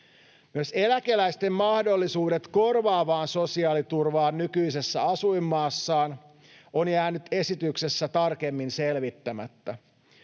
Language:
Finnish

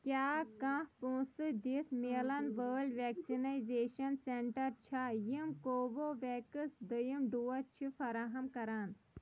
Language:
Kashmiri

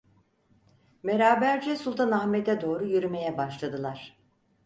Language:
Turkish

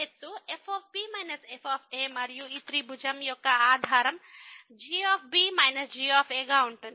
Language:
Telugu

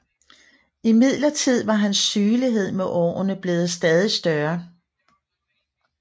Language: Danish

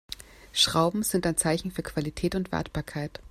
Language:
German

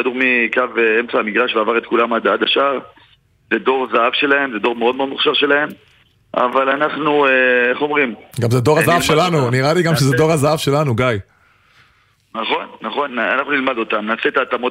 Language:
Hebrew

